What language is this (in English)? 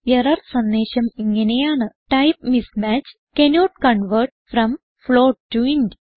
Malayalam